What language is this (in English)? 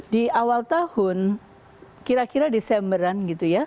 Indonesian